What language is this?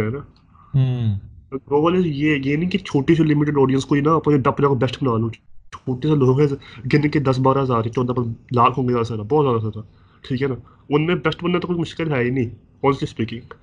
Urdu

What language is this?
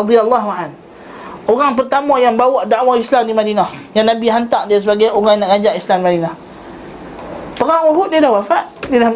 Malay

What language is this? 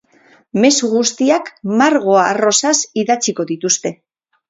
Basque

